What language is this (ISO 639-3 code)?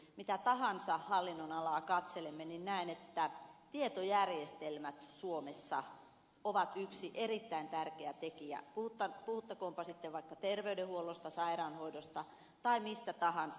fin